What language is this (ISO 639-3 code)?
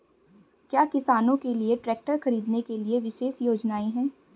hin